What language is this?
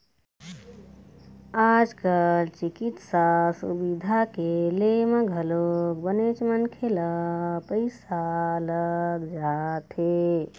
Chhattisgarhi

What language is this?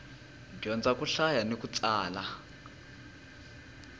Tsonga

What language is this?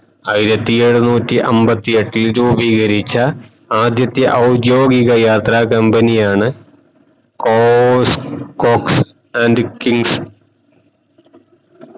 Malayalam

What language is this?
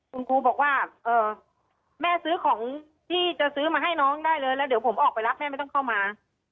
Thai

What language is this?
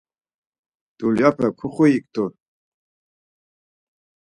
Laz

